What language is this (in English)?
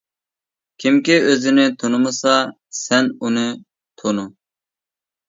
Uyghur